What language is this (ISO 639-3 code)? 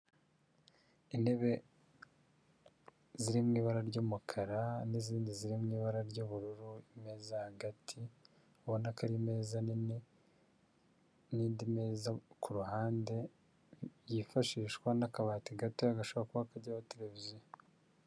kin